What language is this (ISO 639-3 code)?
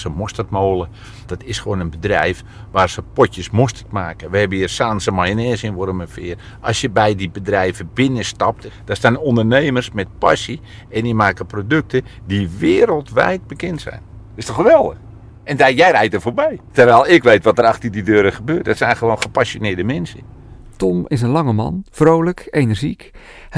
nld